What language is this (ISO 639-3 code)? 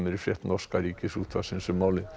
isl